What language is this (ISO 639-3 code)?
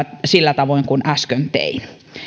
fin